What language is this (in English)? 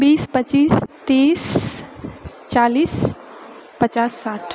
Maithili